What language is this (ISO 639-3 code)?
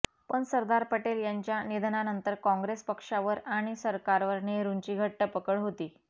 mar